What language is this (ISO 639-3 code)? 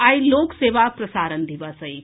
mai